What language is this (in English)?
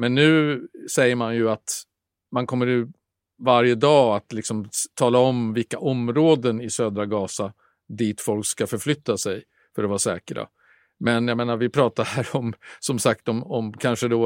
Swedish